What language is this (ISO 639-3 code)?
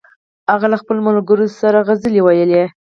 pus